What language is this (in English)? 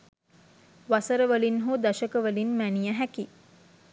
Sinhala